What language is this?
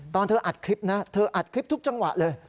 Thai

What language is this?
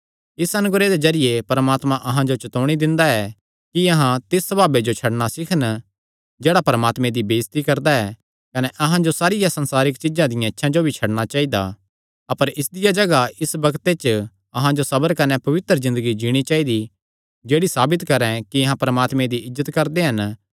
Kangri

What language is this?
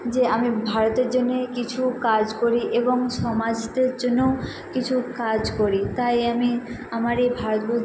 Bangla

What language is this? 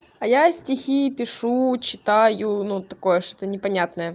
Russian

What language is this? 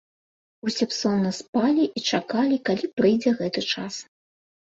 Belarusian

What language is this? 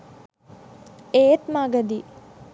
Sinhala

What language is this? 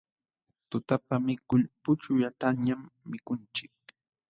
Jauja Wanca Quechua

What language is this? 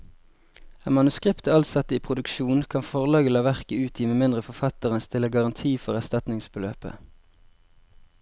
Norwegian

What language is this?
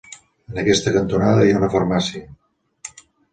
Catalan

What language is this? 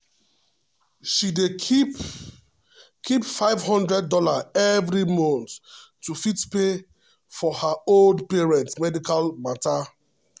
Nigerian Pidgin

